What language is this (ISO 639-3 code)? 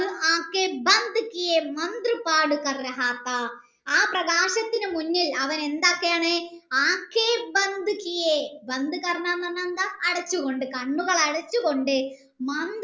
mal